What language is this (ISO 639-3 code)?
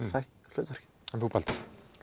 isl